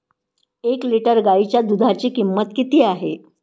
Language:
Marathi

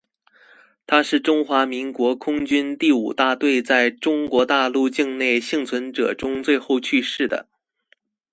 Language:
Chinese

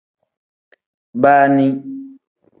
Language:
Tem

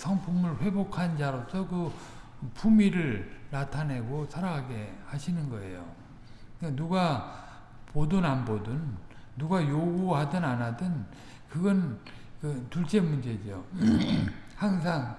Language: Korean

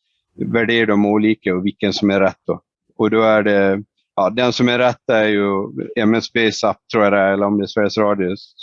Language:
Swedish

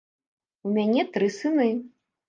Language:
Belarusian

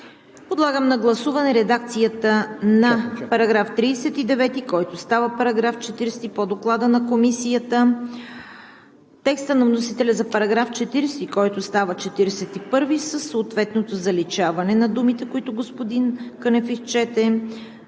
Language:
Bulgarian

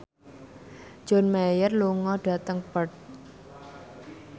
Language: Javanese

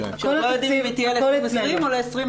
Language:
Hebrew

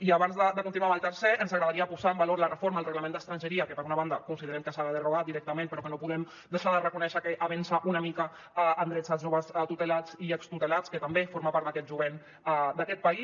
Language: Catalan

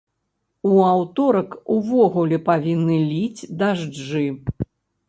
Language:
Belarusian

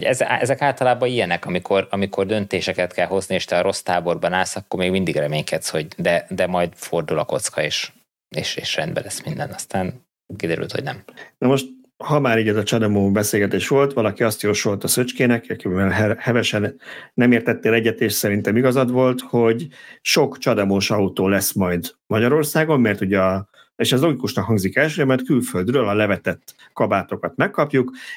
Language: Hungarian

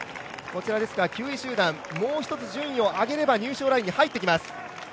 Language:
Japanese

